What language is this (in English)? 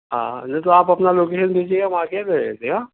Urdu